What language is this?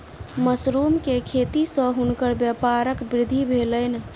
Maithili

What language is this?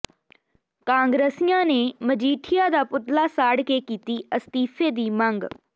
Punjabi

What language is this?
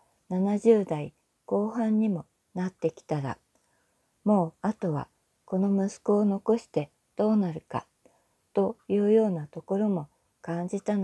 Japanese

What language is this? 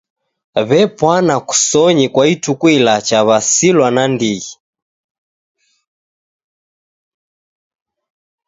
Taita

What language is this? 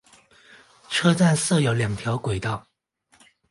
Chinese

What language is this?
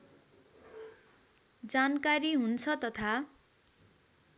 Nepali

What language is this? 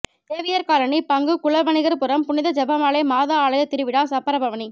Tamil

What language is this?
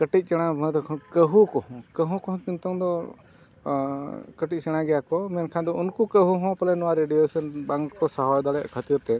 Santali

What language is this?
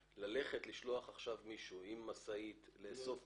Hebrew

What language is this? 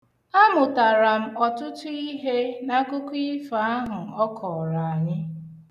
Igbo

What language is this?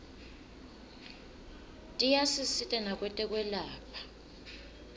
Swati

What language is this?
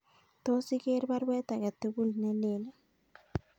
Kalenjin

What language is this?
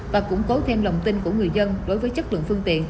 Vietnamese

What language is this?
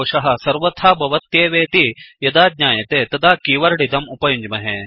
Sanskrit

